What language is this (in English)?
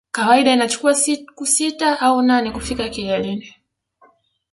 Swahili